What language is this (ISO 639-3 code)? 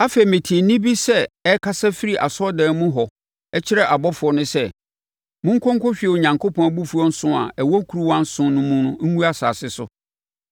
aka